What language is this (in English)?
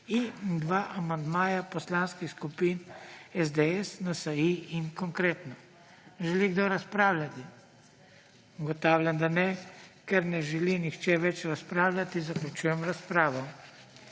Slovenian